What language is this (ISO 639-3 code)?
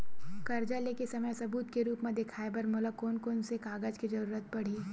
hne